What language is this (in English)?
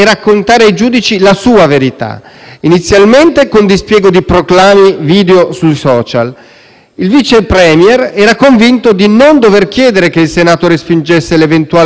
Italian